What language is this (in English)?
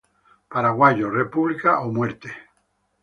Spanish